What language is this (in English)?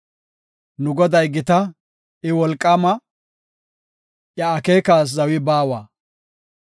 Gofa